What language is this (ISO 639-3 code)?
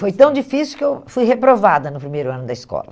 por